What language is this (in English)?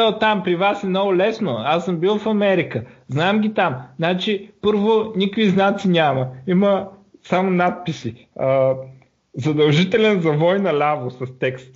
Bulgarian